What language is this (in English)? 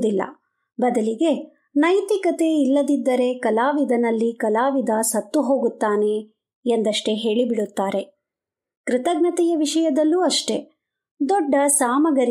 Kannada